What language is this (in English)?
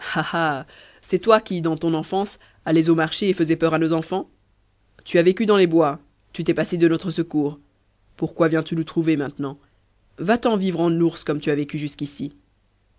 French